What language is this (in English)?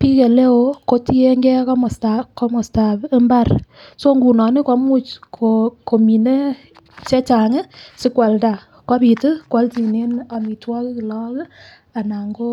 Kalenjin